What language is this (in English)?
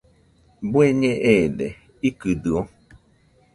Nüpode Huitoto